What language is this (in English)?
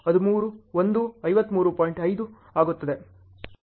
Kannada